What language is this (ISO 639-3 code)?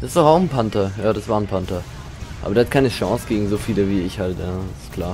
deu